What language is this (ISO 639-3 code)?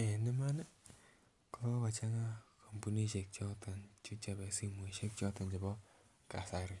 kln